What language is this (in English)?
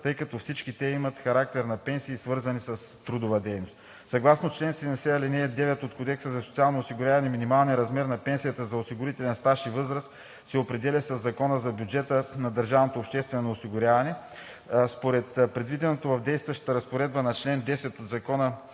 Bulgarian